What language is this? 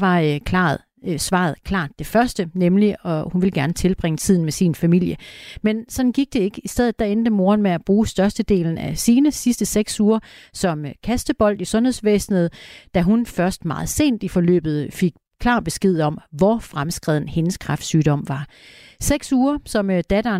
Danish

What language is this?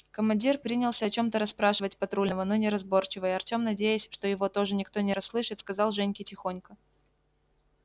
Russian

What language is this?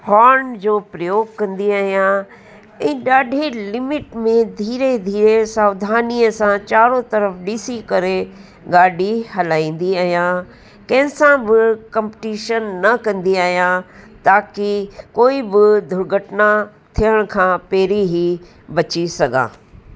Sindhi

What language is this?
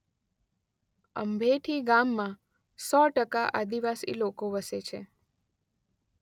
Gujarati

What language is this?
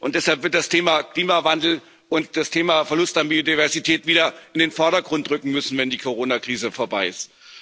German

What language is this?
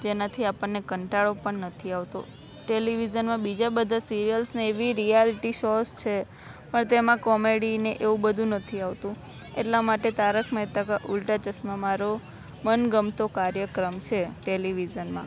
Gujarati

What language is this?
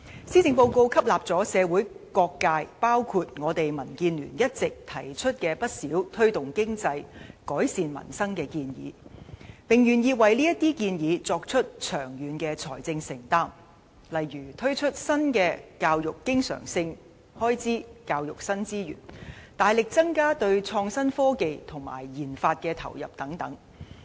Cantonese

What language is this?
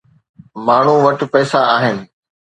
Sindhi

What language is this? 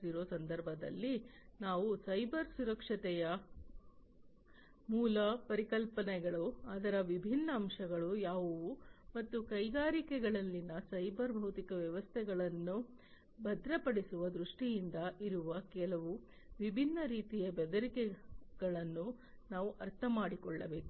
Kannada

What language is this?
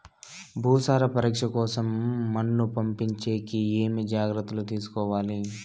Telugu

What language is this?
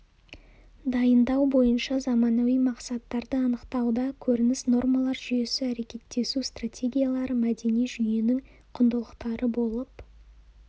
Kazakh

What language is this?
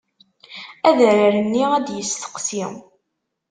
Kabyle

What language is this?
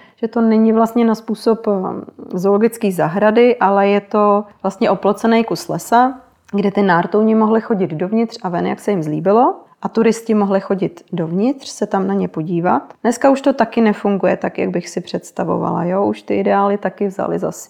Czech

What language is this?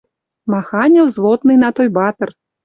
Western Mari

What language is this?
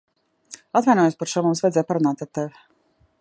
Latvian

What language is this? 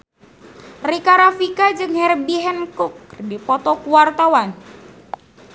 Sundanese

